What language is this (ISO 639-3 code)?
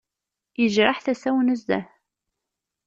kab